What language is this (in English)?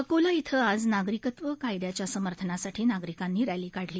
Marathi